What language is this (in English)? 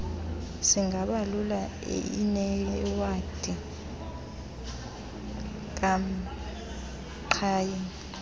Xhosa